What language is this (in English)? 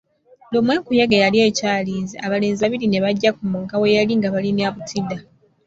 Ganda